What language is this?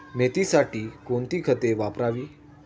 Marathi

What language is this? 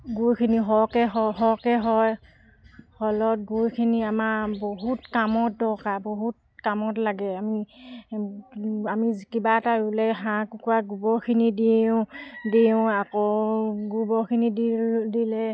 Assamese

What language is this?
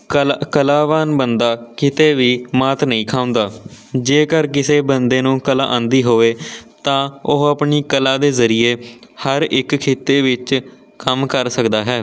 Punjabi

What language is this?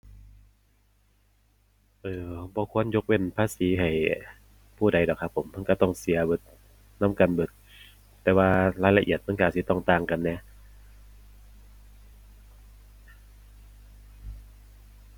Thai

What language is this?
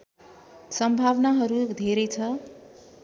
Nepali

